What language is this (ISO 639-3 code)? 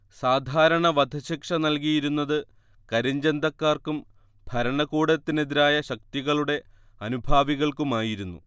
mal